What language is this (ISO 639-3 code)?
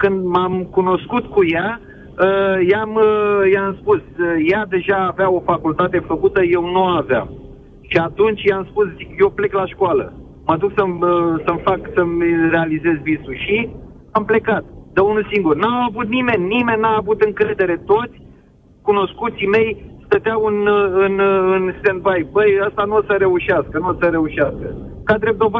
ron